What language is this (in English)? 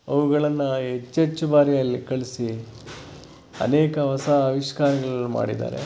Kannada